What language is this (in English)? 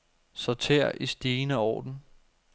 Danish